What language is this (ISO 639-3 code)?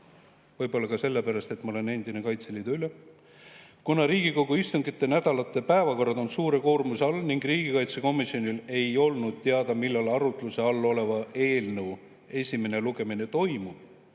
est